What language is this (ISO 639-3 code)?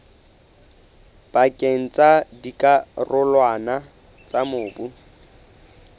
sot